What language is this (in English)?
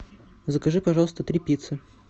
Russian